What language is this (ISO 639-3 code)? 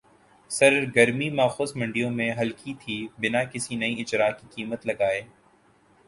urd